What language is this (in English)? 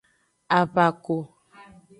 Aja (Benin)